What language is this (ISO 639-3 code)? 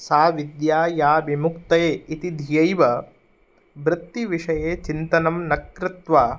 san